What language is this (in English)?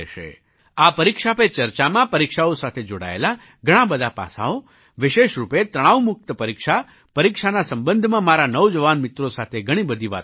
Gujarati